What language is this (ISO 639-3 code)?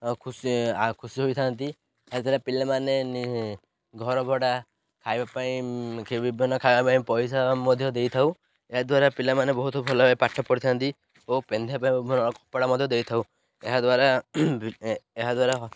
ori